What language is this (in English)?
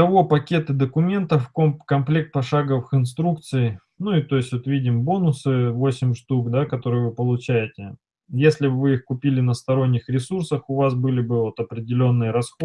Russian